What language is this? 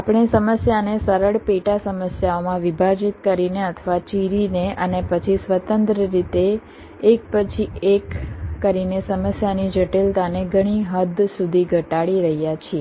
Gujarati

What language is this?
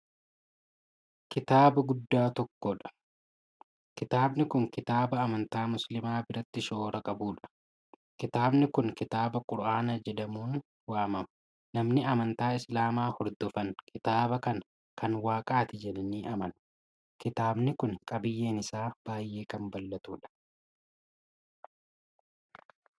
Oromo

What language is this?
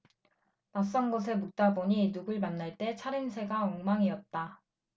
Korean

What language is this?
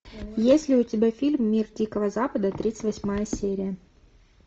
Russian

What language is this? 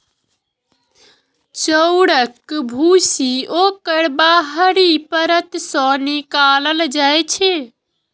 Maithili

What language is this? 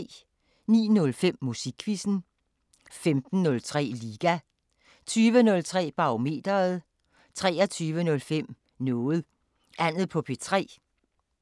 Danish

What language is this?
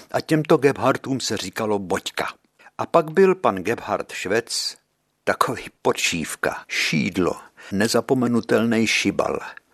Czech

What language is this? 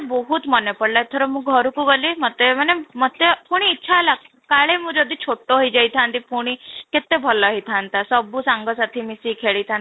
Odia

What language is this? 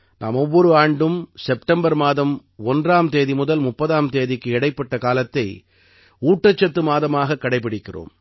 Tamil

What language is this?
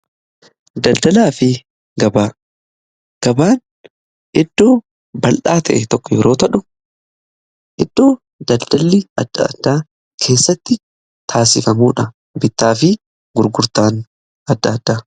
Oromo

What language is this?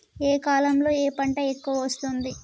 Telugu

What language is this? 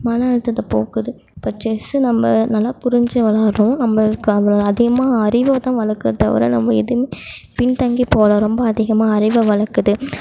Tamil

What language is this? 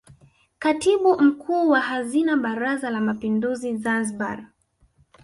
Swahili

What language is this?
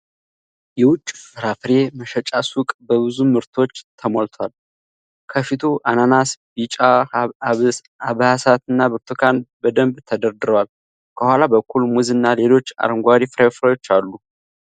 Amharic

